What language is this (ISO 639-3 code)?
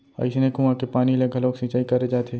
hne